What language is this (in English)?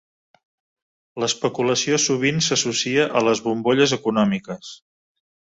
Catalan